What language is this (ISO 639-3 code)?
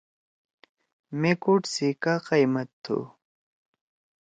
trw